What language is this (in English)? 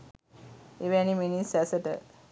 Sinhala